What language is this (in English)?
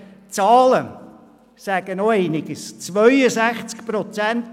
Swiss German